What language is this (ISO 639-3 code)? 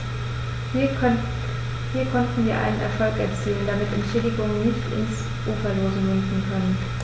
deu